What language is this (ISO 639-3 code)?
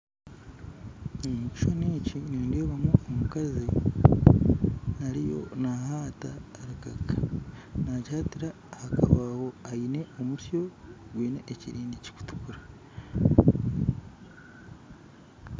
nyn